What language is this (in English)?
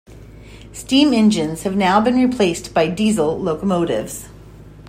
English